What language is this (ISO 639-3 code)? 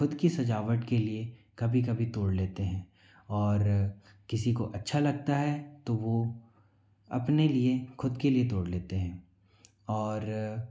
hin